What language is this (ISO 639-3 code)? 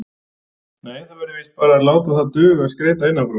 isl